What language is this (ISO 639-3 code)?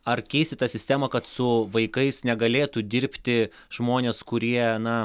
lit